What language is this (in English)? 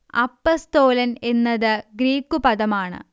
Malayalam